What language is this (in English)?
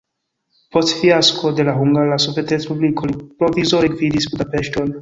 Esperanto